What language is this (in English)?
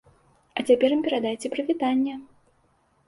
Belarusian